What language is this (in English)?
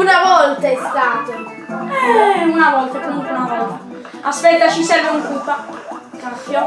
Italian